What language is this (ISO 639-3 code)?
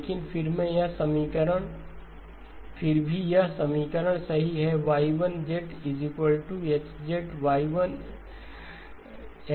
hin